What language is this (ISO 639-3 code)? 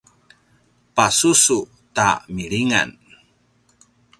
pwn